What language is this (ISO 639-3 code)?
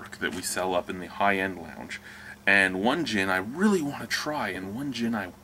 eng